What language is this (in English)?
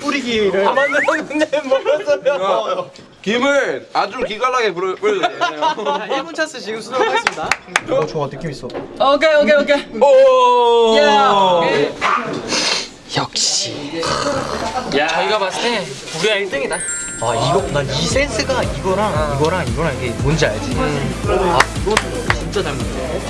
Korean